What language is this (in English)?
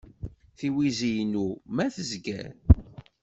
Kabyle